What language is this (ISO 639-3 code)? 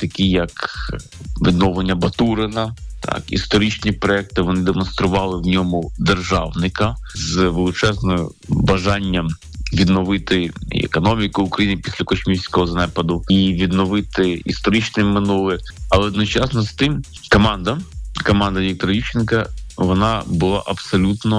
ukr